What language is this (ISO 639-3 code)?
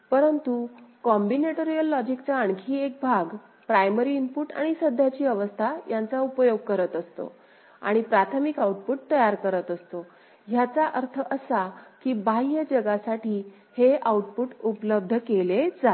mar